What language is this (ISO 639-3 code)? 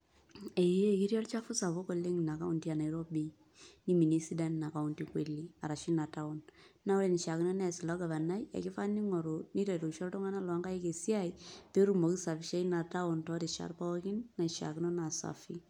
mas